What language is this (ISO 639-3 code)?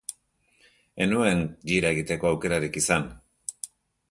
eus